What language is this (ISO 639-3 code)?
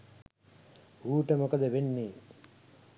sin